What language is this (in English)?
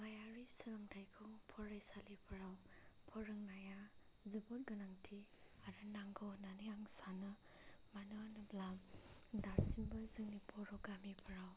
Bodo